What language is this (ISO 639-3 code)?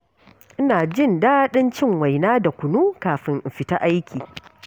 hau